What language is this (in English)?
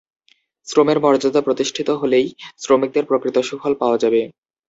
Bangla